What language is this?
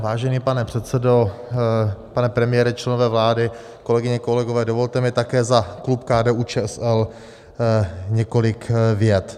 Czech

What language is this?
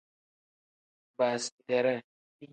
Tem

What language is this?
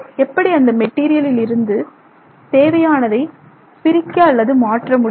Tamil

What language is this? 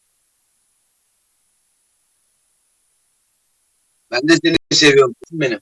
Turkish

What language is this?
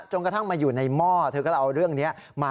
Thai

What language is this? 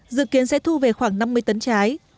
Vietnamese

